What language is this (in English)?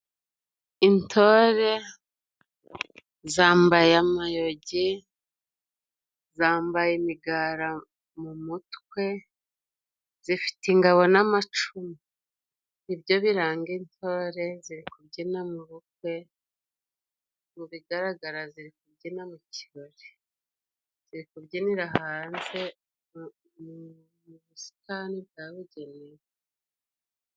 Kinyarwanda